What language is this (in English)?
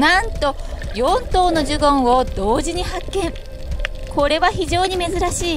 Japanese